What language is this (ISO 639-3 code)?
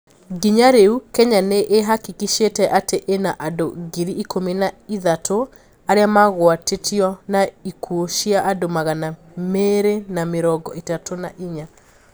kik